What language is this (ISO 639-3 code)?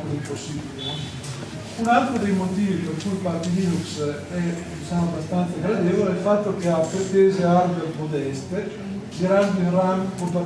ita